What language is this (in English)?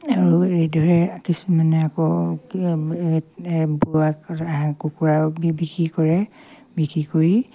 Assamese